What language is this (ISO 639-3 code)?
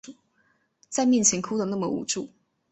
zho